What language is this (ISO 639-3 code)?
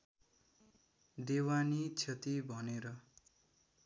nep